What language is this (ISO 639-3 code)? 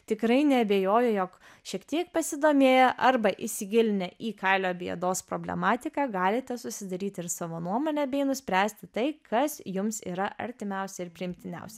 lit